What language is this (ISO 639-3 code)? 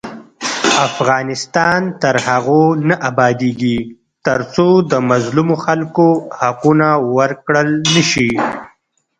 pus